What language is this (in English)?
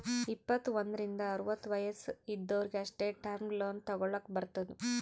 Kannada